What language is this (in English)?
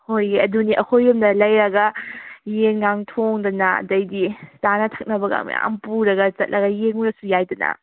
Manipuri